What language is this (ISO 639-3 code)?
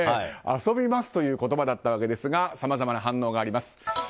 jpn